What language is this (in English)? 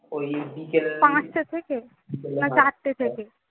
Bangla